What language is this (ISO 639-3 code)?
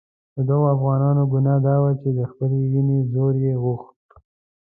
pus